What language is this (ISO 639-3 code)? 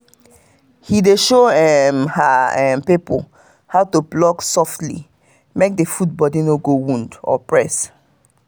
pcm